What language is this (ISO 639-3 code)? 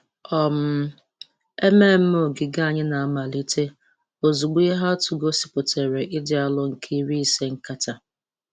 ibo